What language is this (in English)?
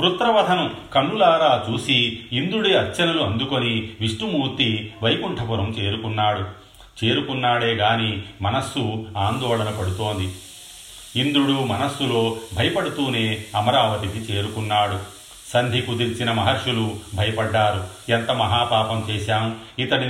Telugu